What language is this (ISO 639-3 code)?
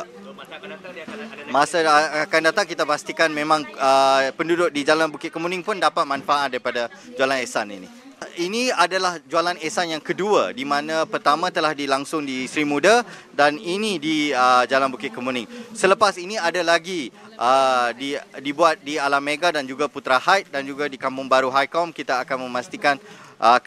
msa